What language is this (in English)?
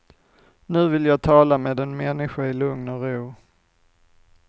Swedish